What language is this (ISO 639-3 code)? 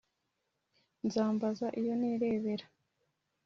kin